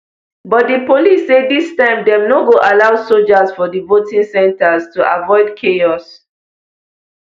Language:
Nigerian Pidgin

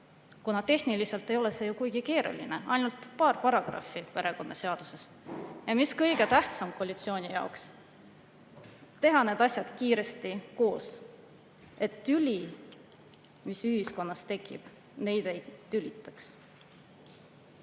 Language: Estonian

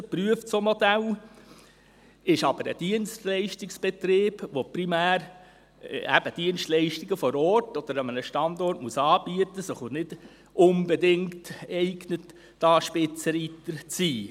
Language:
Swiss German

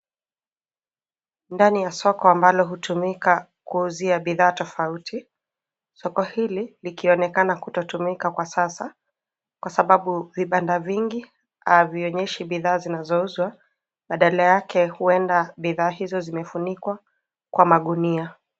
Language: Swahili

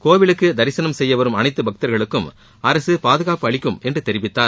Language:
Tamil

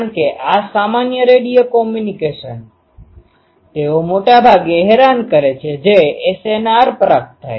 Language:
Gujarati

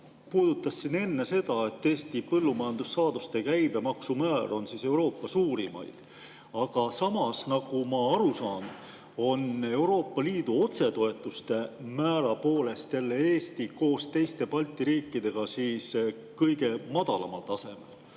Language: Estonian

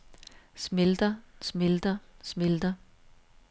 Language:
Danish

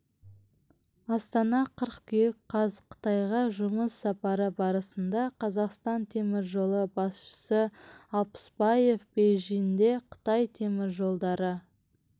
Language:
Kazakh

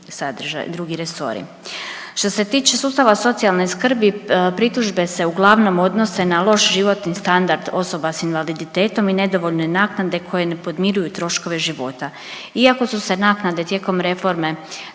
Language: Croatian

